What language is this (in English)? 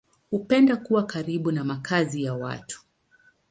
Swahili